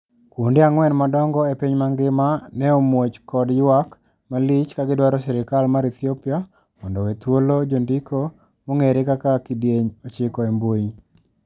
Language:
Luo (Kenya and Tanzania)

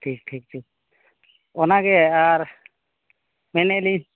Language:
Santali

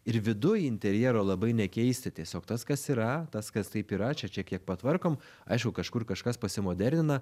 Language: Lithuanian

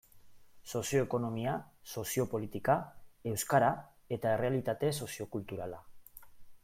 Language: Basque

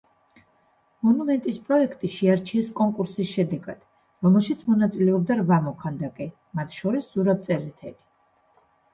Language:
Georgian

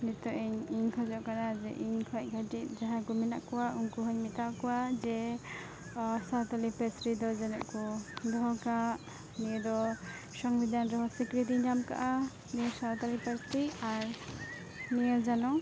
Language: Santali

